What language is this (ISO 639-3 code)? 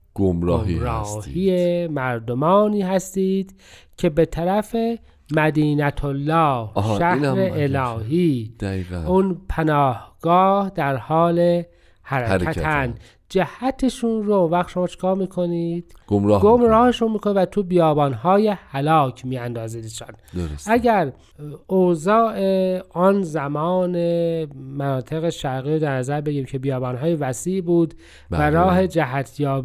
fas